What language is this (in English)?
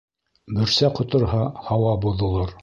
Bashkir